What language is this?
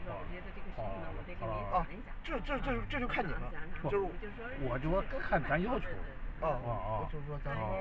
Chinese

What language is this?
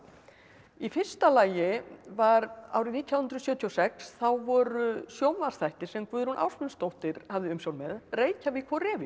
Icelandic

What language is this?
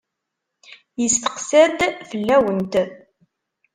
Kabyle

